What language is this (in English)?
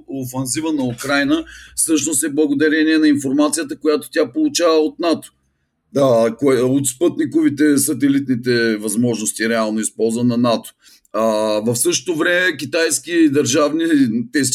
Bulgarian